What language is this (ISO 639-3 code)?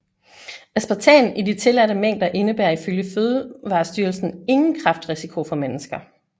dan